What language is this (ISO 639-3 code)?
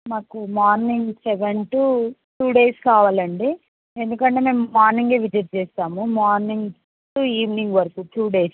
tel